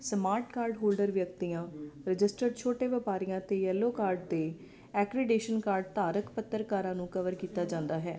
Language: Punjabi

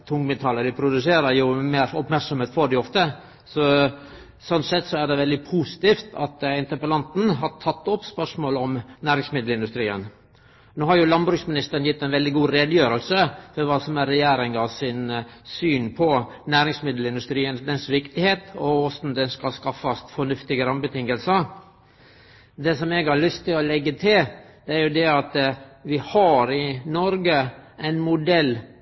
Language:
Norwegian Nynorsk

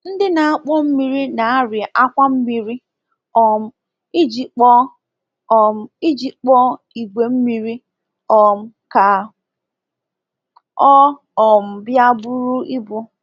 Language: Igbo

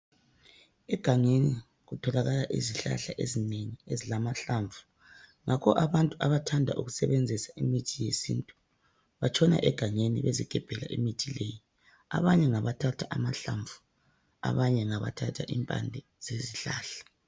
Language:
North Ndebele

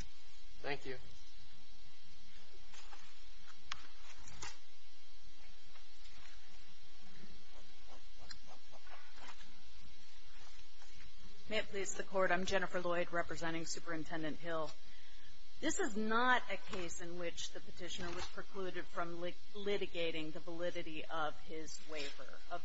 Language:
English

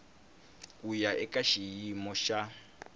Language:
Tsonga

